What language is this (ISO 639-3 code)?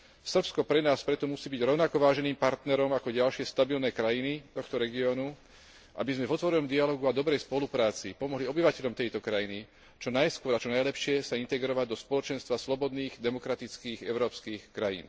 slk